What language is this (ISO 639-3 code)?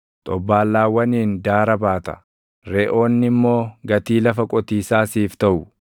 orm